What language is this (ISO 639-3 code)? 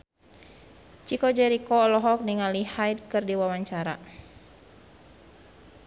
sun